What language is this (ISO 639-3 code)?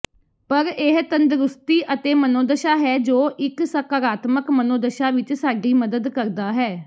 pan